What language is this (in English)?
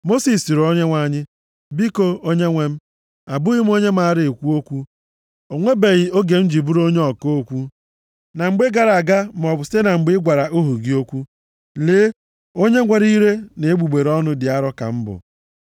Igbo